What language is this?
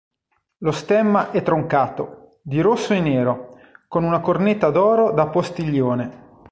Italian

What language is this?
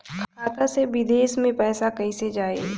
Bhojpuri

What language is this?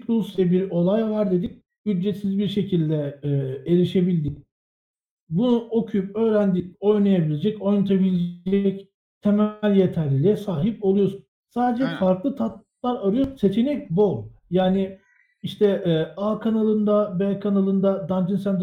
Turkish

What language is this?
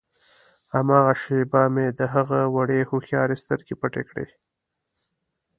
Pashto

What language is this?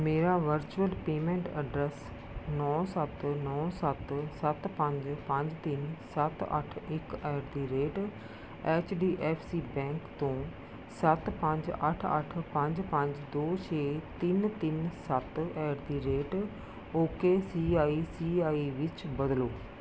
Punjabi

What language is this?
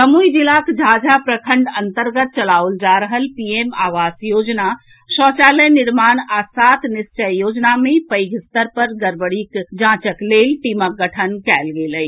Maithili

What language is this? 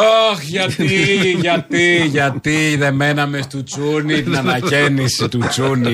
Greek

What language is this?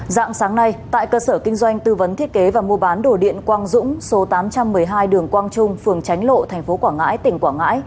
Vietnamese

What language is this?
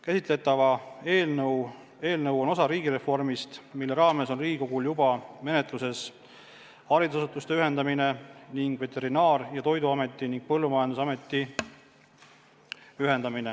Estonian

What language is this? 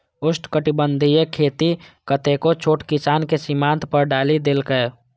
Maithili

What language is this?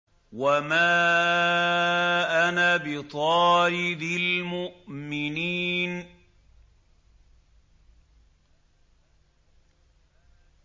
Arabic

